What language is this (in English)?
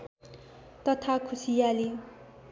Nepali